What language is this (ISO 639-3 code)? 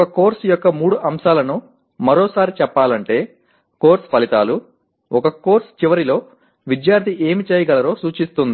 tel